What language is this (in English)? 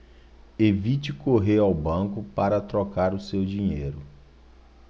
Portuguese